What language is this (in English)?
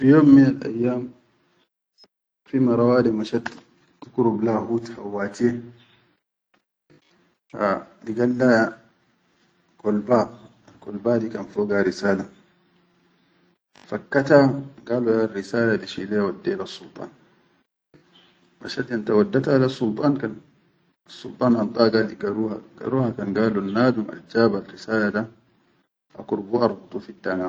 Chadian Arabic